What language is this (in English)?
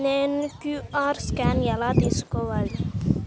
Telugu